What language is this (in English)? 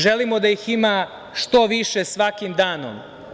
Serbian